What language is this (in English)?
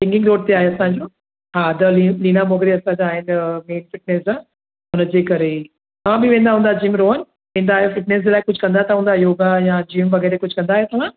Sindhi